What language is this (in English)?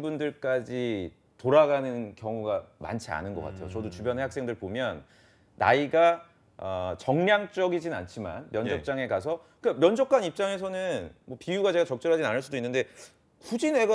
Korean